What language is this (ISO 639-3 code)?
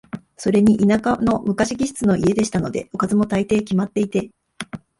jpn